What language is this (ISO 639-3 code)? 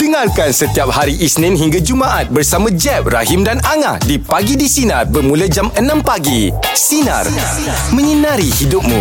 msa